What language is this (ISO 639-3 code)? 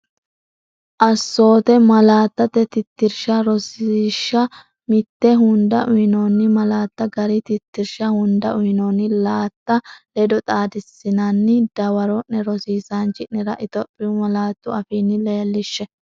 sid